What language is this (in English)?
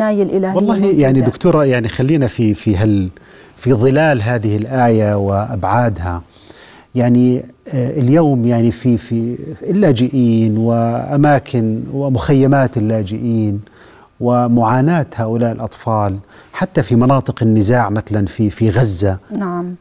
Arabic